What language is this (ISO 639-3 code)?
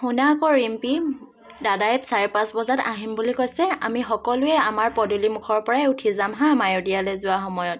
asm